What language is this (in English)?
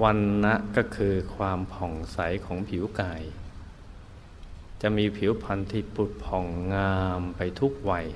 Thai